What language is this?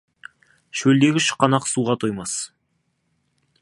Kazakh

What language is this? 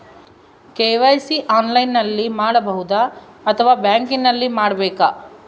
Kannada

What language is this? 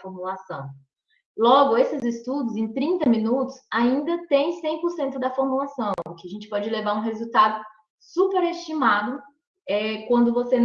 Portuguese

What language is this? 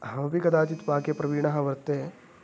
Sanskrit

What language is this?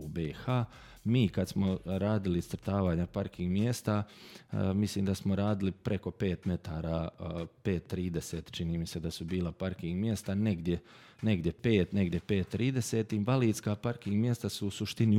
Croatian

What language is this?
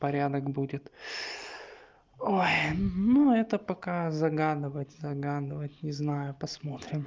Russian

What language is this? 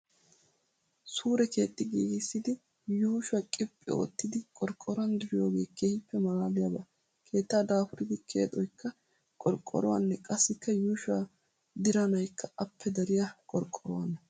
Wolaytta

